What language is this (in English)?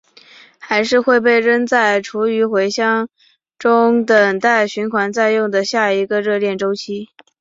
Chinese